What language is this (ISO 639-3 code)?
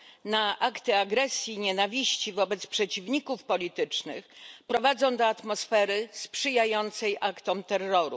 pol